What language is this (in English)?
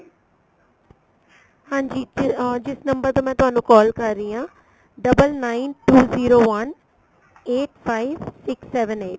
Punjabi